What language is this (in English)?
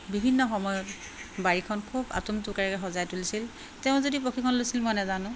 Assamese